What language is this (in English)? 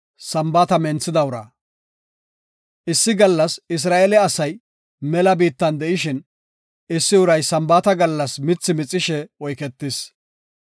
Gofa